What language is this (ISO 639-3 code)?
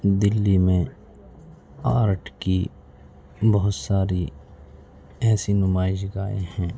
urd